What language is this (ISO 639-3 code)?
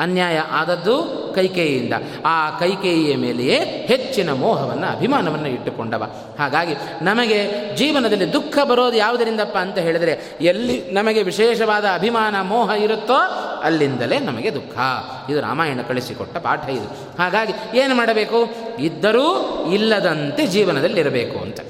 kan